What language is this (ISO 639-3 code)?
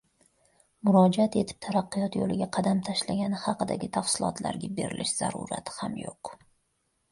uzb